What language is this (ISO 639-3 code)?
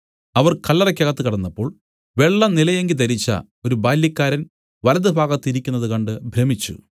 mal